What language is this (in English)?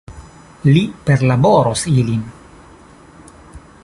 Esperanto